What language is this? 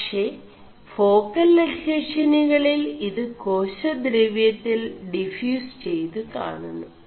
Malayalam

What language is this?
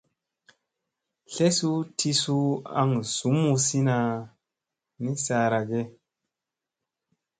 Musey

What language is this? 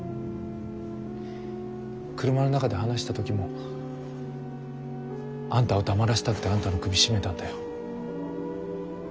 Japanese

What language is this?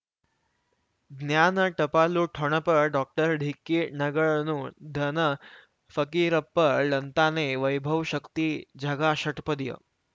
Kannada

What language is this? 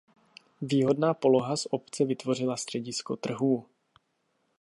Czech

